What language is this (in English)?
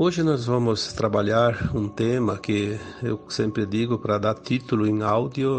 Portuguese